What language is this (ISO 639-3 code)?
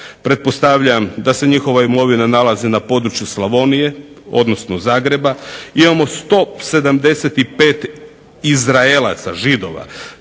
hrv